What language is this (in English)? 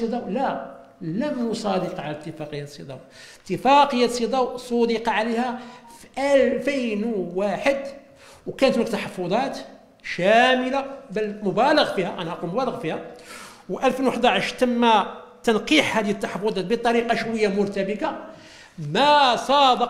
Arabic